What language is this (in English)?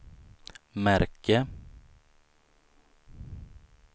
Swedish